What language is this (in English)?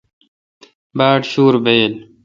Kalkoti